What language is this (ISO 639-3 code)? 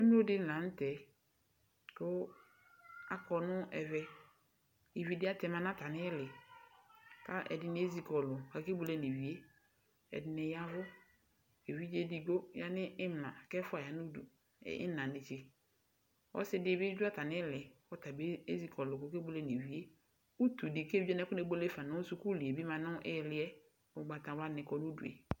kpo